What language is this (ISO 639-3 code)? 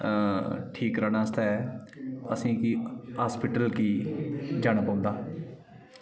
doi